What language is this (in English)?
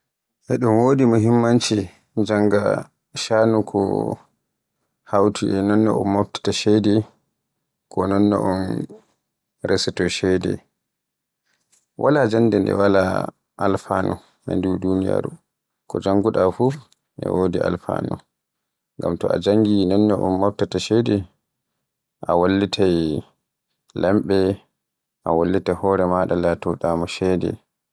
Borgu Fulfulde